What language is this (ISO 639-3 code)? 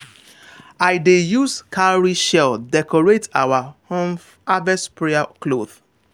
pcm